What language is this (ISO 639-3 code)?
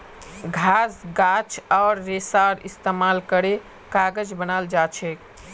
mag